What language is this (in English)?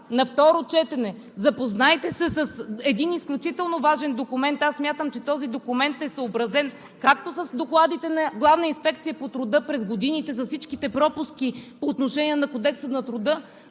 Bulgarian